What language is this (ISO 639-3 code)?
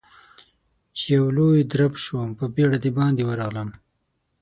pus